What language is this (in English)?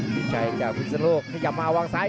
Thai